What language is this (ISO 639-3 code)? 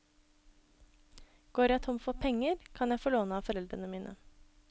nor